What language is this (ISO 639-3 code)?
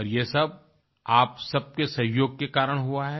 hin